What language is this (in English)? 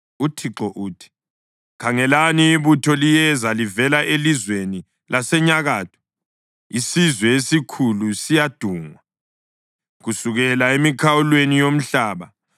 North Ndebele